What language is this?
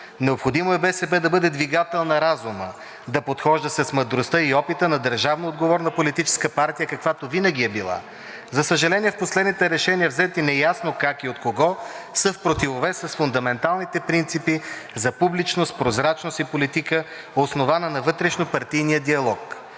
Bulgarian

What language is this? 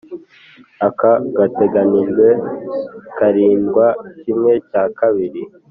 Kinyarwanda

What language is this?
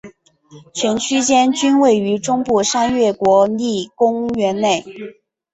Chinese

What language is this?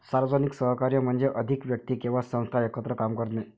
Marathi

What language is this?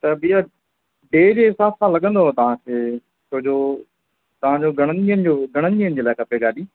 Sindhi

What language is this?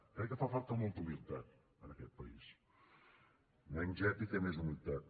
Catalan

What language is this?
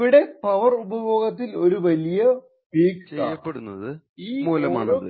Malayalam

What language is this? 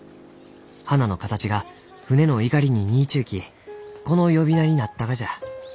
Japanese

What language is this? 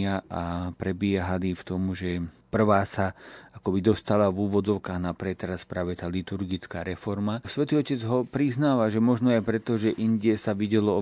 Slovak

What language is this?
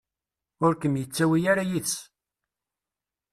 Kabyle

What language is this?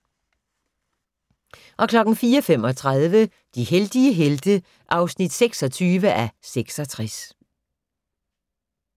Danish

